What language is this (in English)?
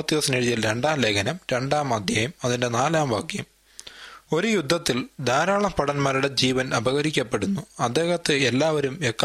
Malayalam